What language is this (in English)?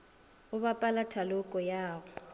Northern Sotho